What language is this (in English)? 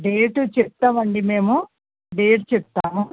Telugu